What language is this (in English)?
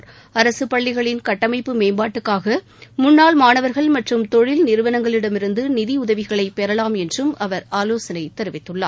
Tamil